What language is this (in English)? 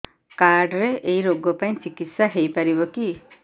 Odia